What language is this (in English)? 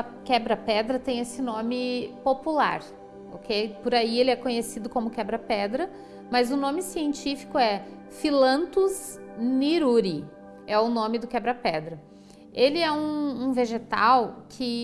Portuguese